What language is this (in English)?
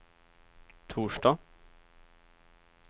Swedish